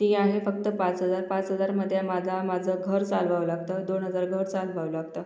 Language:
Marathi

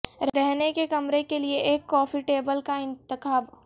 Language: Urdu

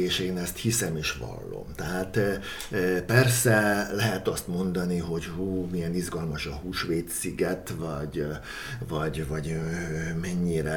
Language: Hungarian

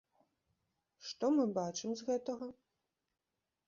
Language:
Belarusian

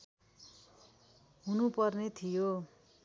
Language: Nepali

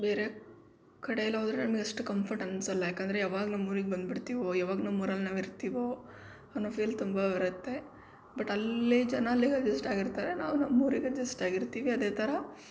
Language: Kannada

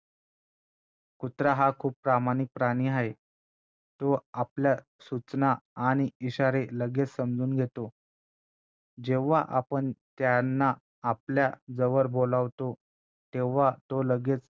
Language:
Marathi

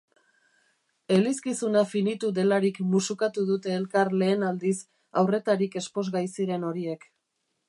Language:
Basque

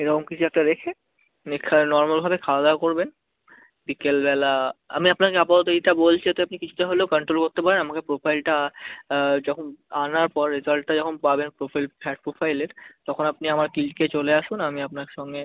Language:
Bangla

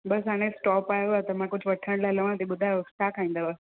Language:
Sindhi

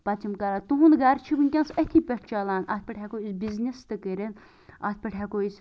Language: Kashmiri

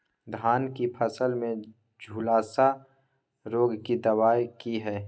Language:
Maithili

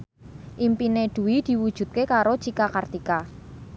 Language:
Javanese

